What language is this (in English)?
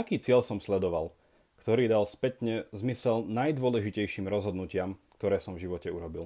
Slovak